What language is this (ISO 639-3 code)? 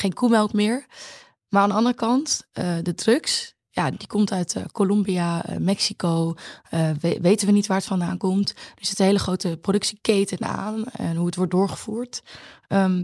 nld